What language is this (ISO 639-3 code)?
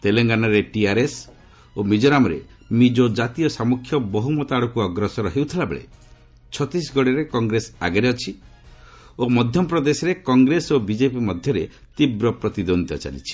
ori